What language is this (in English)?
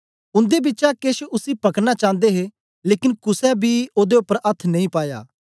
Dogri